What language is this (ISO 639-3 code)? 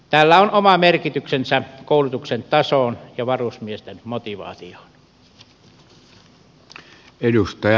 fin